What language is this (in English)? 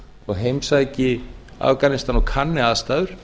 Icelandic